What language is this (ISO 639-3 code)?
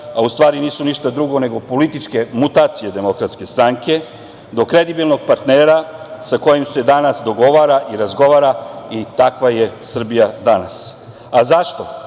srp